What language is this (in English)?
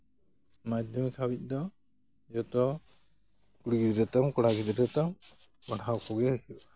Santali